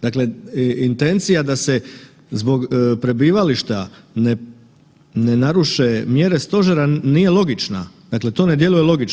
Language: Croatian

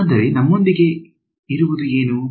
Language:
Kannada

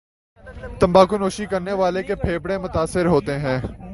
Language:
Urdu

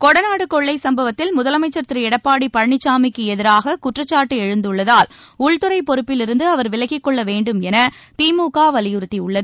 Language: Tamil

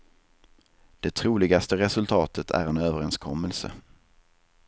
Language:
Swedish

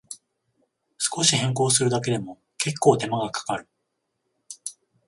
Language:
Japanese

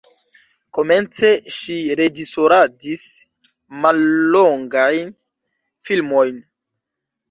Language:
Esperanto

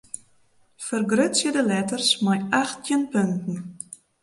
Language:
Western Frisian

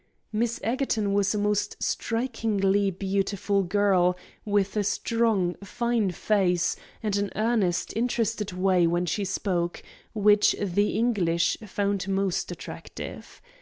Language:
English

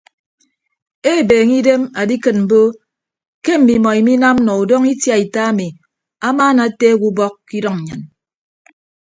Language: Ibibio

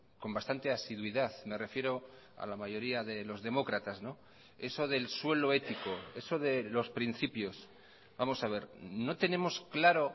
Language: Spanish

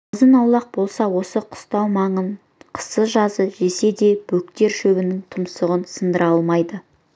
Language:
Kazakh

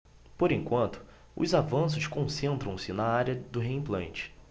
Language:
Portuguese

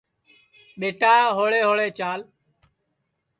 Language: Sansi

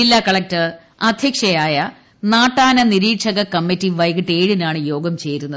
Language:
Malayalam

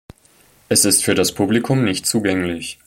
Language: German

